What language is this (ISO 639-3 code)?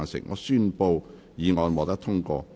yue